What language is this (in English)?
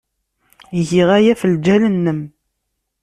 Kabyle